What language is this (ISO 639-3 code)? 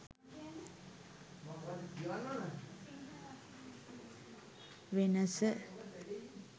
sin